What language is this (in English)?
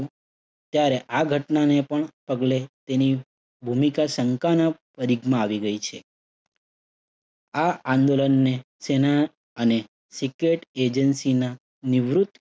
Gujarati